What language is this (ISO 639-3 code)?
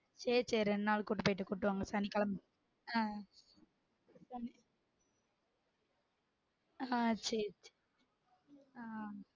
tam